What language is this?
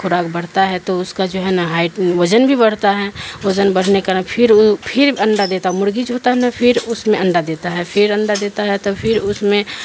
Urdu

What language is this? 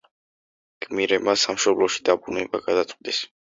Georgian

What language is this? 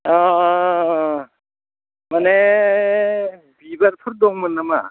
Bodo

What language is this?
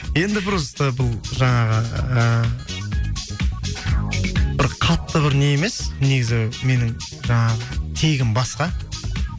Kazakh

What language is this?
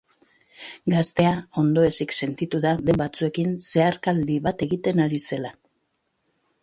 Basque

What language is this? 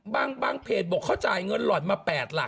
Thai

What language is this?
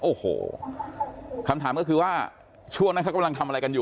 Thai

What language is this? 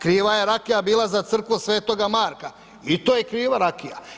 Croatian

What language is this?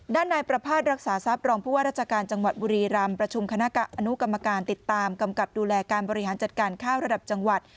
Thai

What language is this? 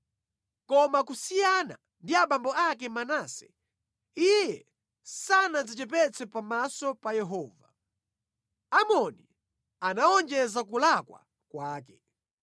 Nyanja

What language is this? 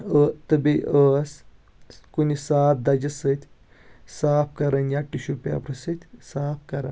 Kashmiri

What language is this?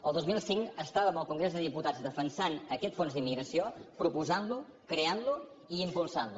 Catalan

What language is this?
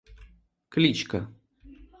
Russian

